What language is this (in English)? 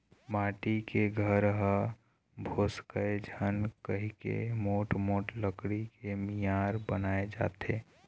Chhattisgarhi